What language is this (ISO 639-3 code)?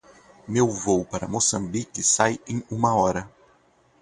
por